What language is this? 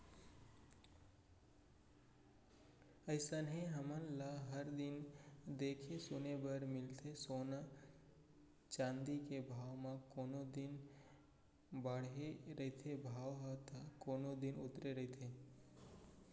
Chhattisgarhi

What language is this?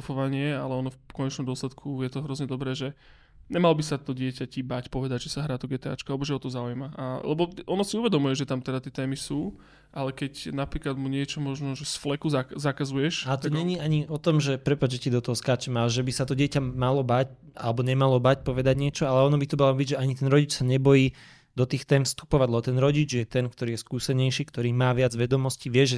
Slovak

